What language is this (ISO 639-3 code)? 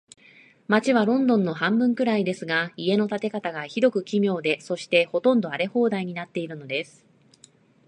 jpn